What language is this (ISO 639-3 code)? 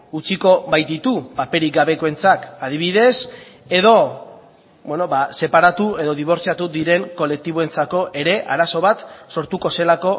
eus